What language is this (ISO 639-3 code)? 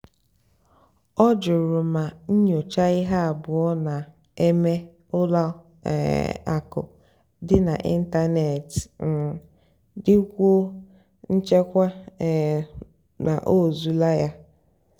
ibo